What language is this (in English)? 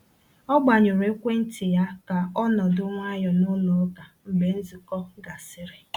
Igbo